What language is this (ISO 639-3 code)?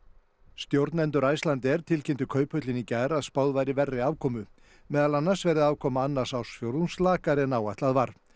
isl